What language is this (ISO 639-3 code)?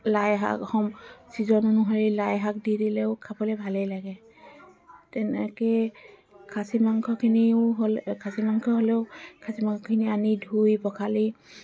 asm